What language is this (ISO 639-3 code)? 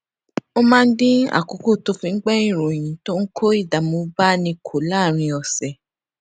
yor